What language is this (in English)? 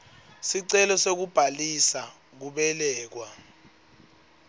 Swati